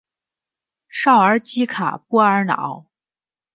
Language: Chinese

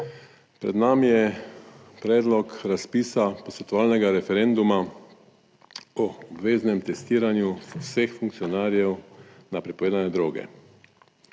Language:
Slovenian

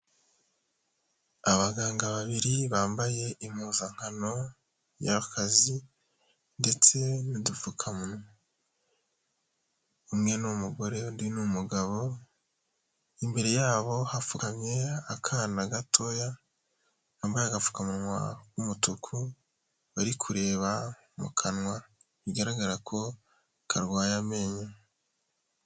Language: Kinyarwanda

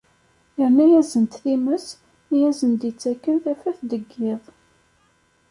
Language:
Kabyle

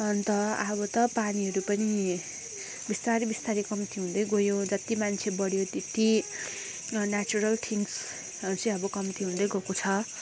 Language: Nepali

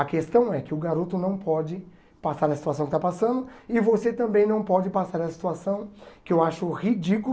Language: Portuguese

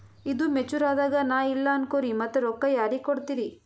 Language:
Kannada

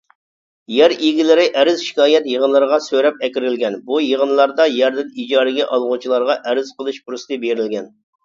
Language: Uyghur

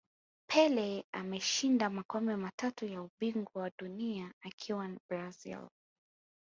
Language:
Swahili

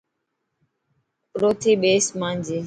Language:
Dhatki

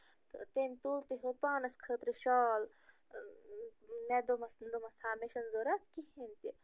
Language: Kashmiri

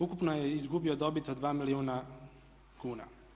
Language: Croatian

